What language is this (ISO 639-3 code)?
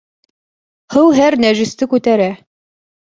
bak